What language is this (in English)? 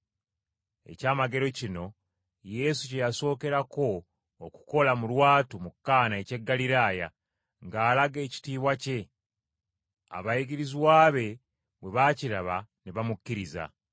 Ganda